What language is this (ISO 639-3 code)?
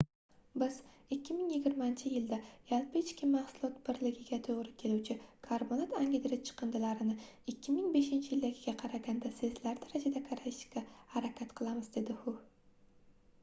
uzb